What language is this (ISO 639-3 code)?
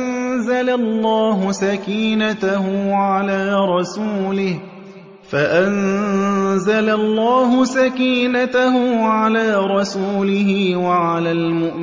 ara